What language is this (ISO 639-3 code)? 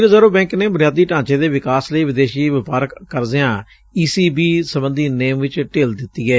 pan